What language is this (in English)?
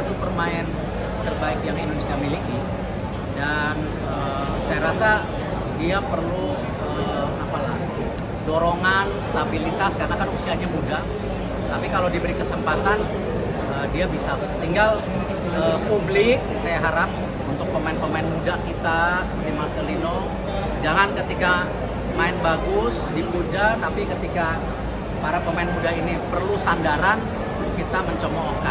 Indonesian